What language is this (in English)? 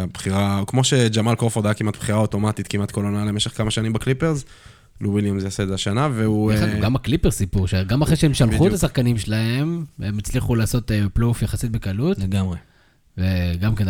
Hebrew